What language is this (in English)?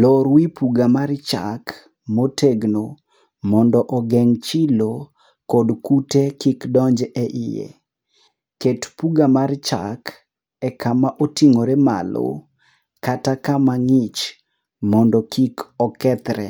Luo (Kenya and Tanzania)